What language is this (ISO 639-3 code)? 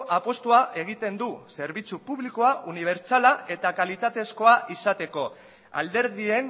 eus